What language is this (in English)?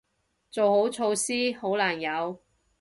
Cantonese